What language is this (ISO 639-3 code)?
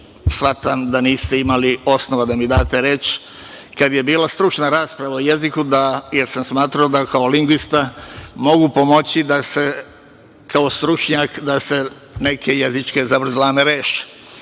srp